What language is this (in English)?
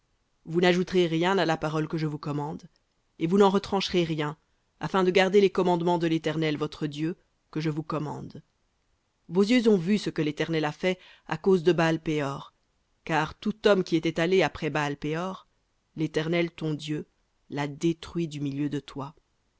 French